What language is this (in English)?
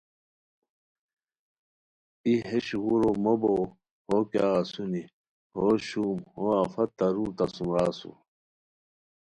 Khowar